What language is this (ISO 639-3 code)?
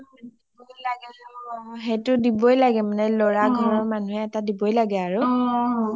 asm